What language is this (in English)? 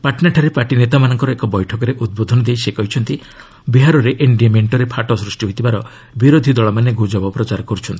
Odia